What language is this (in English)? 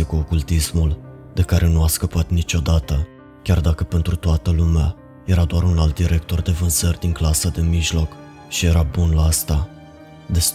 Romanian